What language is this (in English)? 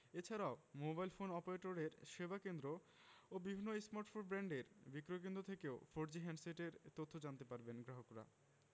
Bangla